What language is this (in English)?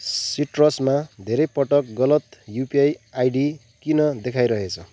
Nepali